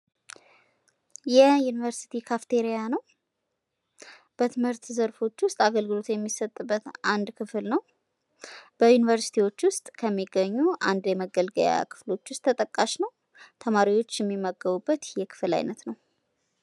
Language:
Amharic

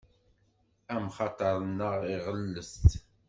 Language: Kabyle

